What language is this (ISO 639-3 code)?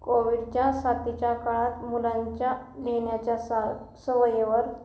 mar